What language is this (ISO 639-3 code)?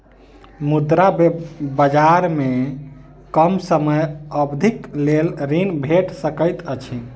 mai